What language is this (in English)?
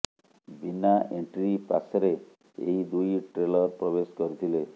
Odia